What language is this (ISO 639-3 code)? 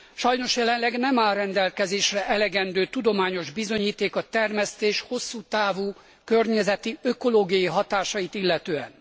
hun